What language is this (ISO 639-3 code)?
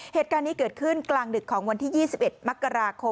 tha